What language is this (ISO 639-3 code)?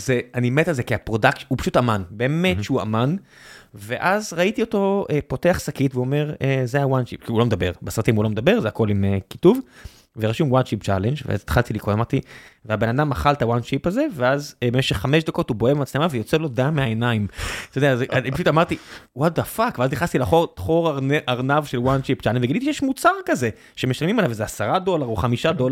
heb